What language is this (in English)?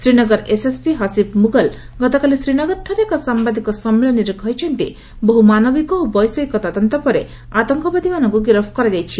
Odia